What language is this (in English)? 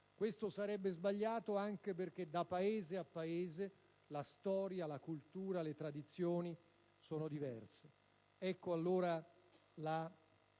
Italian